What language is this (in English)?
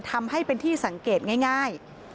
Thai